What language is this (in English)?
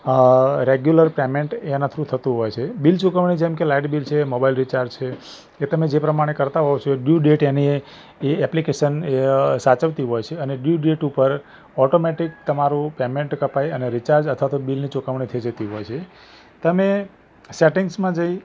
Gujarati